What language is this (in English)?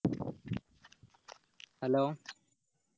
Malayalam